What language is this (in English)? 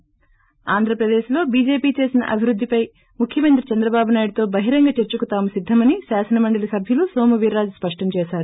Telugu